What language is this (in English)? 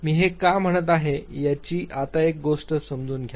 Marathi